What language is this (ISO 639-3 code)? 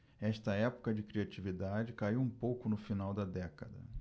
por